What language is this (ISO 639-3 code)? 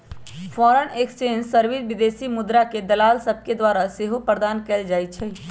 mag